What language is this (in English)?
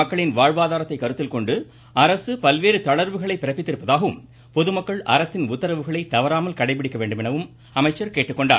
Tamil